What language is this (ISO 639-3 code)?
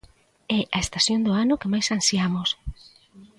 glg